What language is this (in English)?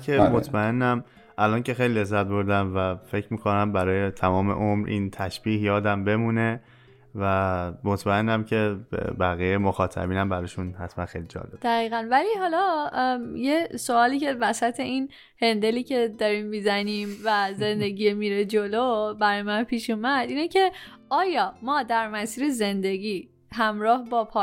Persian